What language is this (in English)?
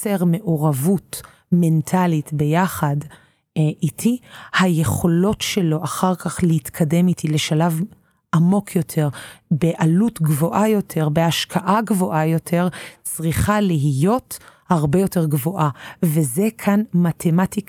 Hebrew